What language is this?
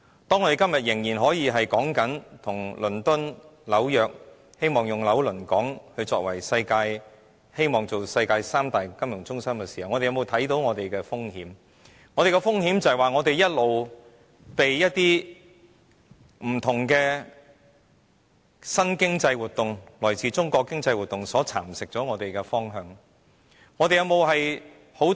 Cantonese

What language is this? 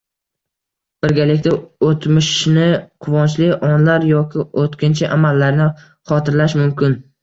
Uzbek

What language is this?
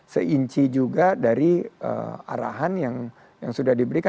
Indonesian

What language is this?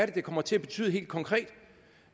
Danish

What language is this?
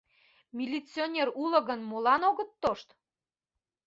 Mari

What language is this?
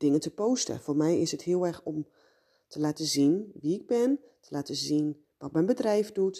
Dutch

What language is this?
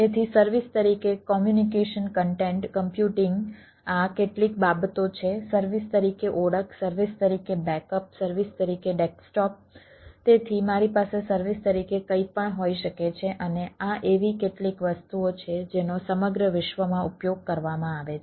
Gujarati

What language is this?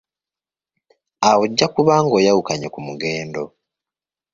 Ganda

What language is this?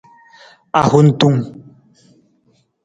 Nawdm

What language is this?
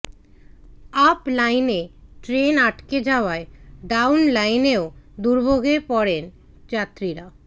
Bangla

